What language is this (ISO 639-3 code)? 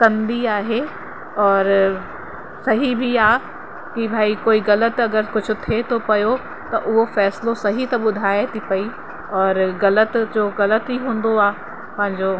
snd